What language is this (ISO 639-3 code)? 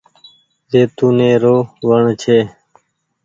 gig